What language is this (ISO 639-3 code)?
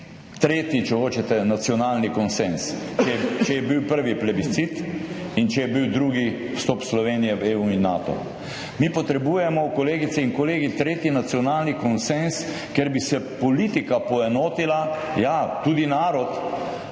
slv